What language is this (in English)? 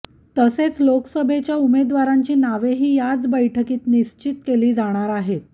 Marathi